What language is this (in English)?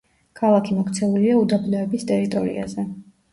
Georgian